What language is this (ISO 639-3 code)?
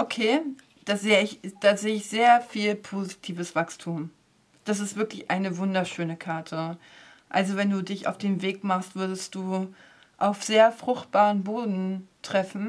deu